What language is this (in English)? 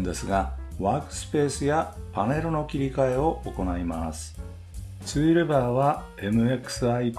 Japanese